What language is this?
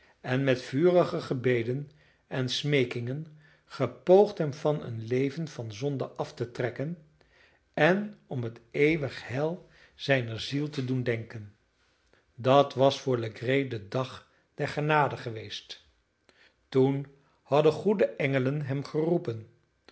Dutch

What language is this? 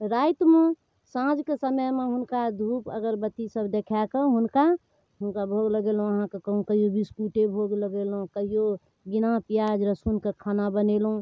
Maithili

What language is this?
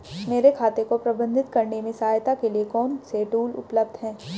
Hindi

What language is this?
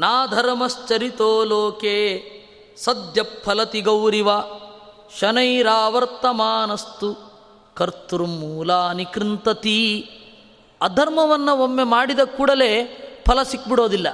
Kannada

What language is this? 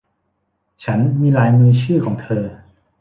Thai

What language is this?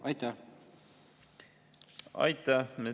Estonian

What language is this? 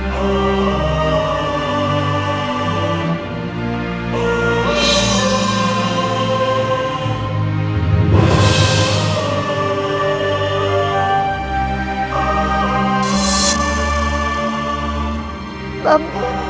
Indonesian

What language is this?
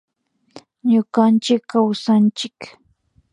Imbabura Highland Quichua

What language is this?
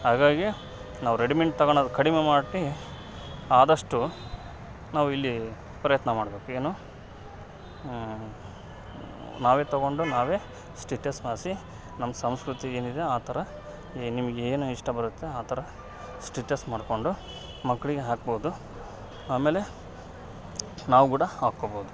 Kannada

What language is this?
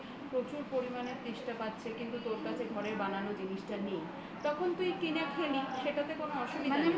Bangla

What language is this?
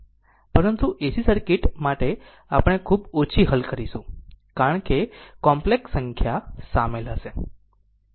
Gujarati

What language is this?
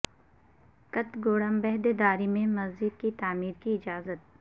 Urdu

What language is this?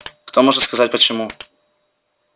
Russian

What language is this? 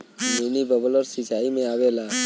Bhojpuri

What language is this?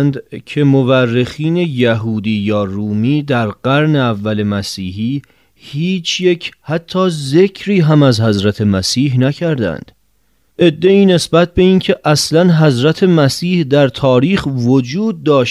Persian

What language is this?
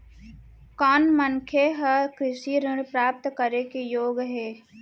Chhattisgarhi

